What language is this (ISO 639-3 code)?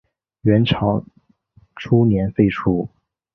zho